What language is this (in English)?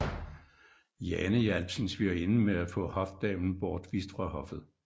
Danish